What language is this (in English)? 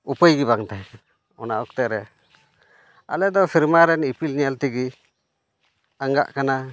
Santali